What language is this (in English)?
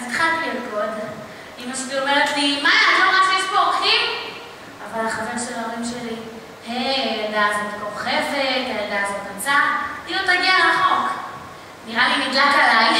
Hebrew